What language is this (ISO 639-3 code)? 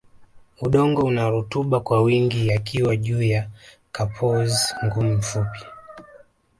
swa